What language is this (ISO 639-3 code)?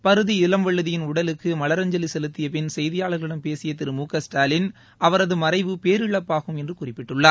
tam